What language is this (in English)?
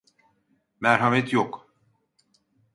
Turkish